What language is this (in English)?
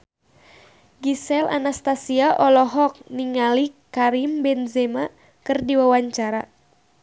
Sundanese